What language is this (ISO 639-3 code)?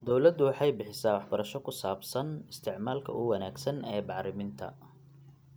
som